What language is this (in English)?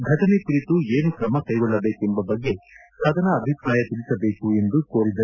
Kannada